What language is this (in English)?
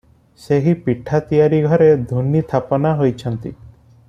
Odia